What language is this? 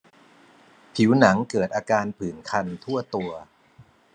Thai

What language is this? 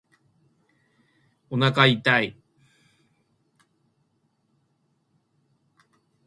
Japanese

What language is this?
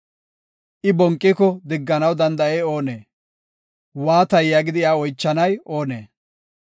Gofa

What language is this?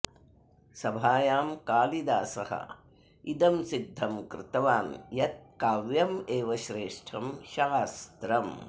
Sanskrit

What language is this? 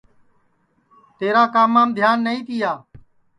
Sansi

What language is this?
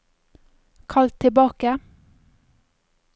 Norwegian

